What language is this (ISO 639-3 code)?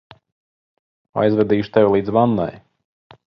lav